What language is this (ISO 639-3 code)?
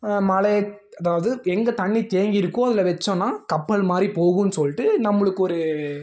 tam